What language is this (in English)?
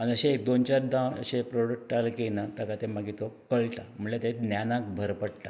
Konkani